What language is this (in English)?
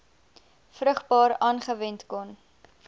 Afrikaans